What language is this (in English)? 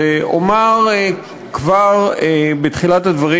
Hebrew